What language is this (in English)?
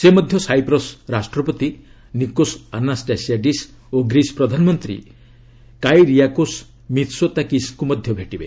Odia